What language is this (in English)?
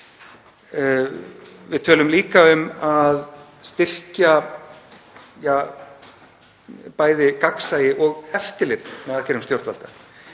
Icelandic